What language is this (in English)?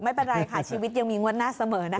Thai